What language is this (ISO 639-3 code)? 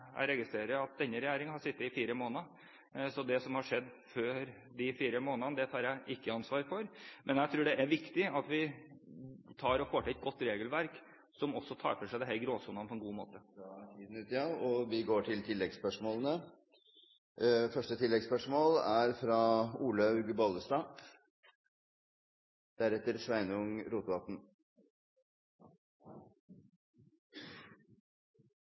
nor